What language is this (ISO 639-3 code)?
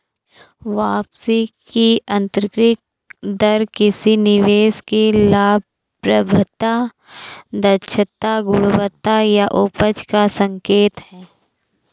hin